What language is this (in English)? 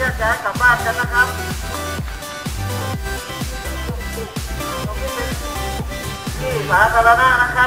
Thai